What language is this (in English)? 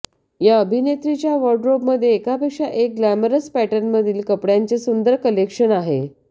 Marathi